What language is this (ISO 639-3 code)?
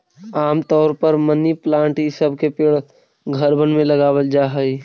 mag